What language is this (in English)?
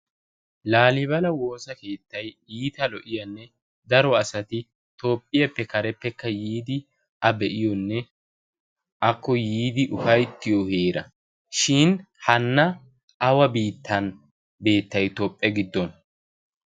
Wolaytta